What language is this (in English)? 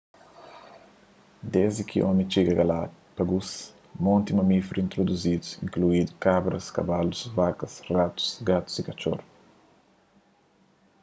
Kabuverdianu